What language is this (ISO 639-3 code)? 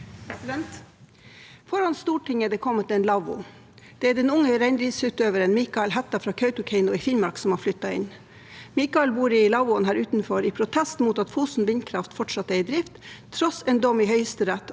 nor